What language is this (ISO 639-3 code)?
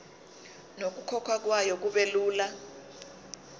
zul